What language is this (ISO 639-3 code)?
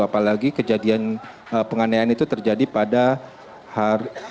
ind